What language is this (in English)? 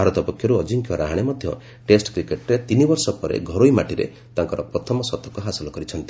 Odia